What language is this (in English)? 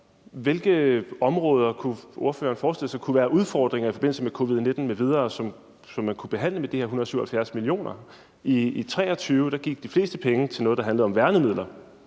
Danish